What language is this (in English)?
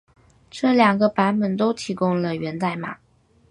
Chinese